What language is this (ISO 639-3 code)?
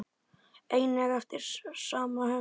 isl